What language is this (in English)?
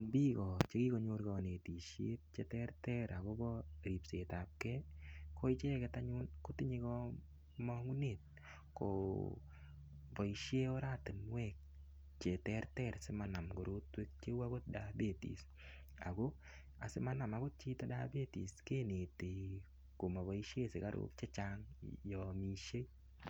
Kalenjin